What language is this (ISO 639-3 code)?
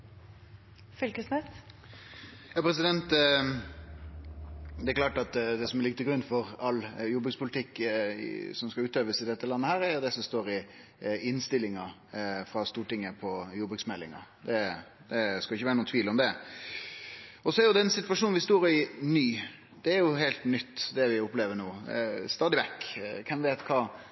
nor